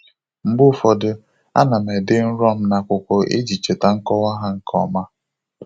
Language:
Igbo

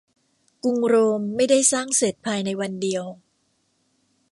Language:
Thai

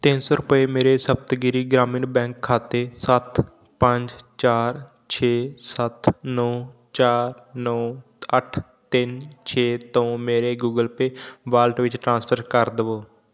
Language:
Punjabi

